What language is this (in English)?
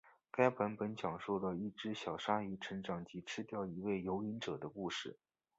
Chinese